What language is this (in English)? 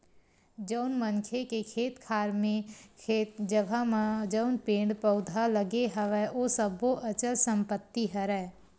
Chhattisgarhi